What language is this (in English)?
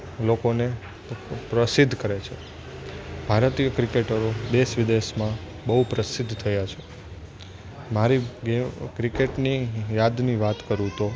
Gujarati